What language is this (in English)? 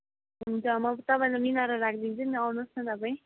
Nepali